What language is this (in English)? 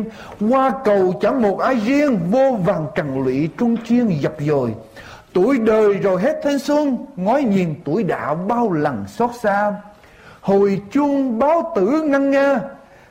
Vietnamese